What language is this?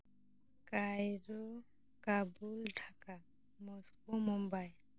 Santali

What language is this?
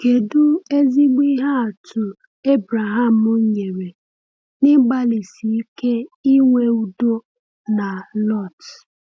Igbo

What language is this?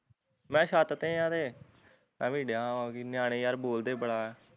Punjabi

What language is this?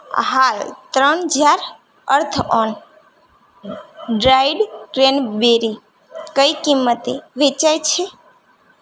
Gujarati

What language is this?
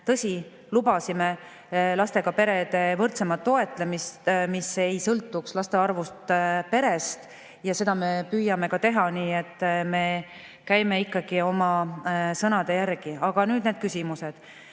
Estonian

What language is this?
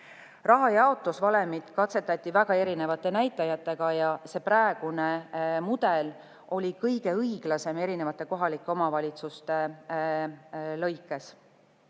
Estonian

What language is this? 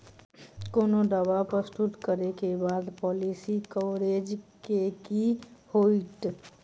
Maithili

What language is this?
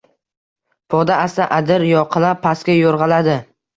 Uzbek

